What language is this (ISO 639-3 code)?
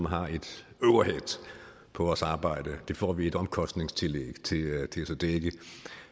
dan